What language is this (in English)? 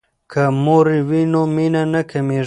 Pashto